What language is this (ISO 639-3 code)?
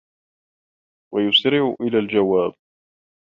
ara